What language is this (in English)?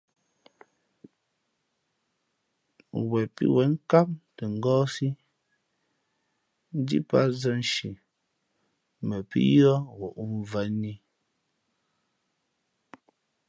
Fe'fe'